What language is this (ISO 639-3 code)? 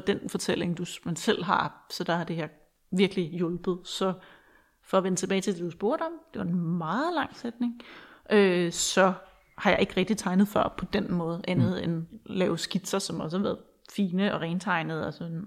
dan